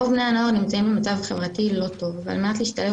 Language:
Hebrew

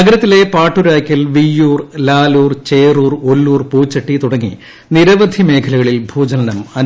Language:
Malayalam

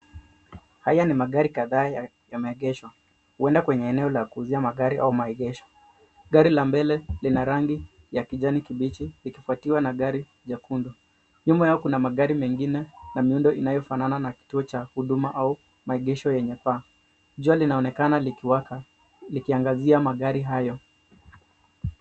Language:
Swahili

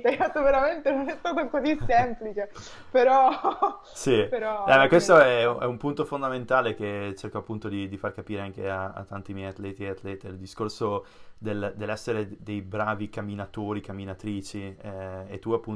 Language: Italian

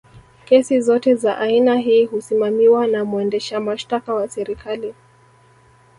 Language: Swahili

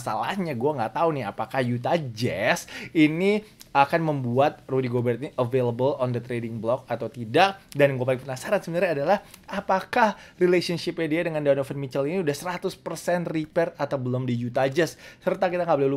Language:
Indonesian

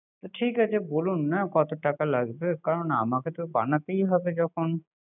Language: Bangla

